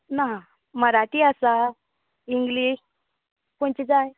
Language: Konkani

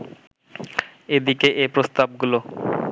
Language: Bangla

